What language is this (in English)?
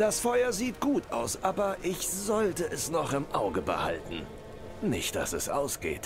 German